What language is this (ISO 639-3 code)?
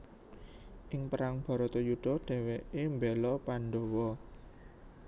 jav